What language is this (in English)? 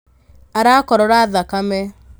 Kikuyu